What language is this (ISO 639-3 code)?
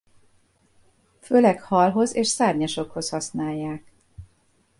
hun